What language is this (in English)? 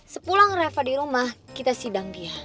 Indonesian